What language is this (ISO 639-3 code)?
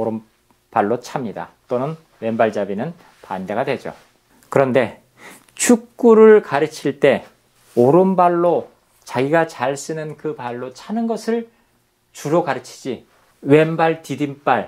kor